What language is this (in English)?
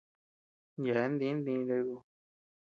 Tepeuxila Cuicatec